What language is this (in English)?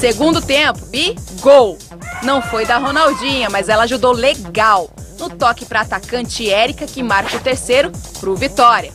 Portuguese